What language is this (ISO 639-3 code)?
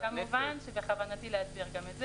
heb